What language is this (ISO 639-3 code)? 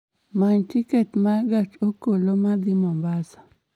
luo